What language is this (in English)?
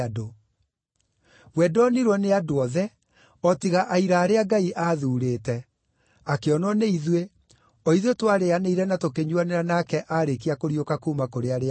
Kikuyu